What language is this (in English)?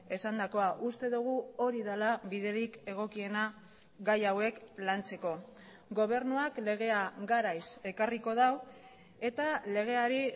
Basque